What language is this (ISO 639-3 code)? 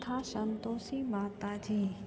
snd